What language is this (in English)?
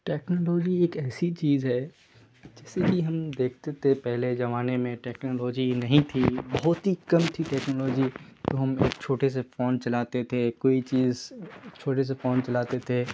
Urdu